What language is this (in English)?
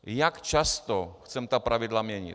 Czech